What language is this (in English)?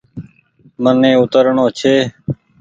Goaria